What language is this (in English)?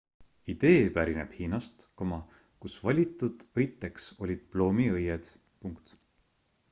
Estonian